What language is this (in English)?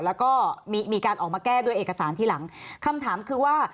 Thai